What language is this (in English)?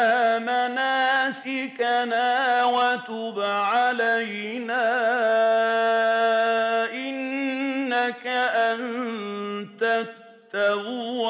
Arabic